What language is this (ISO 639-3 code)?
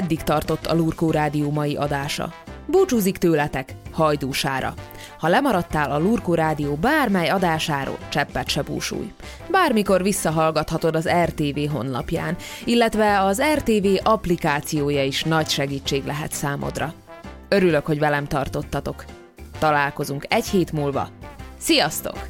hun